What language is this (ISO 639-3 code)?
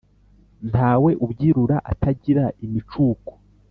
kin